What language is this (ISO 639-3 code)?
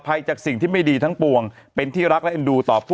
tha